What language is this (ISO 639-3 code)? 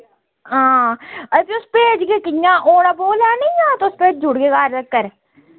doi